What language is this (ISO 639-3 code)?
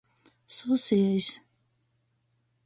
ltg